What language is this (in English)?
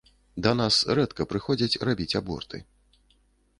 Belarusian